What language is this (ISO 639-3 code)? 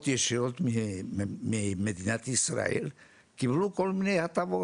heb